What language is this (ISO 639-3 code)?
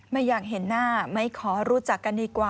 tha